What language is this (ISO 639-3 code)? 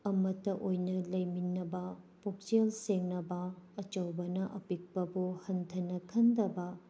mni